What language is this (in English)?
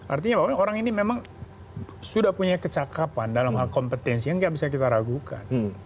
Indonesian